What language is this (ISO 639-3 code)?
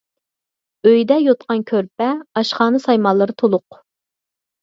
uig